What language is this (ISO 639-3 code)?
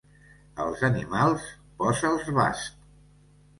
cat